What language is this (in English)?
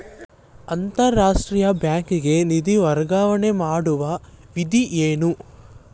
Kannada